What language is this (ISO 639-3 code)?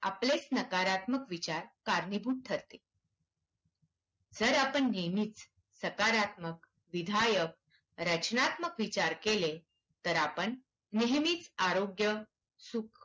mar